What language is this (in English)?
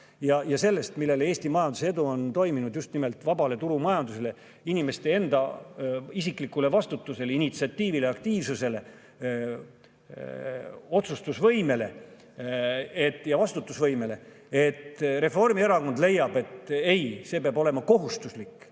Estonian